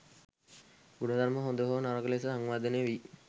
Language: Sinhala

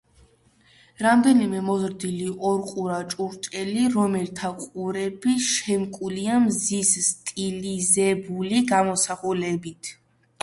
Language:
Georgian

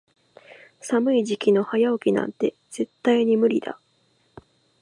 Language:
Japanese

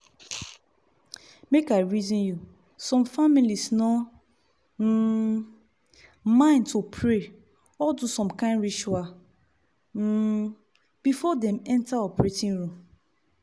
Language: Nigerian Pidgin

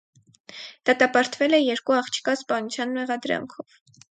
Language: Armenian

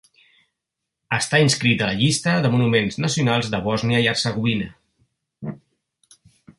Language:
Catalan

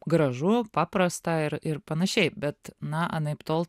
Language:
Lithuanian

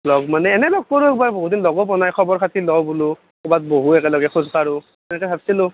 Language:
Assamese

